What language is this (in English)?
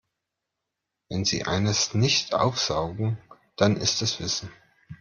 German